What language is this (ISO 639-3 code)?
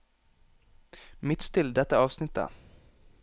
nor